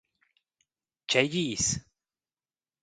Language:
Romansh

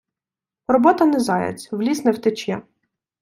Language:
Ukrainian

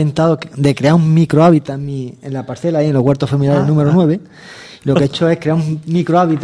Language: Spanish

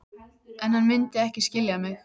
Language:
Icelandic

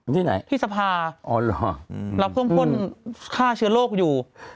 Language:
Thai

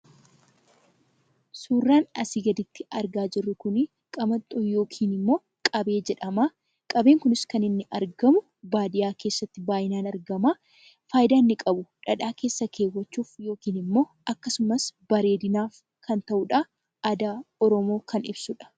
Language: Oromo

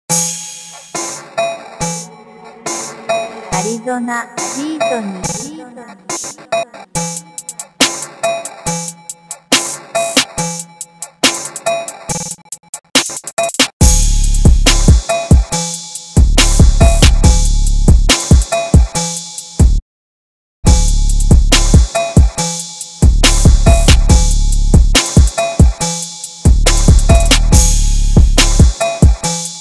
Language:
Korean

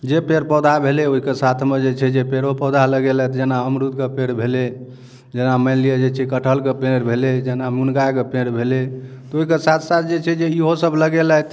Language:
Maithili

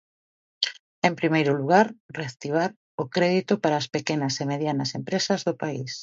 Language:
Galician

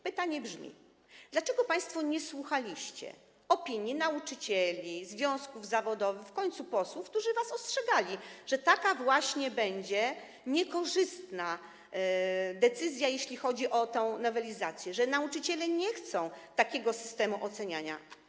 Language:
Polish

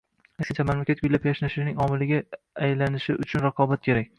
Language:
Uzbek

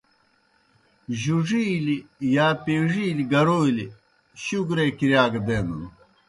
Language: Kohistani Shina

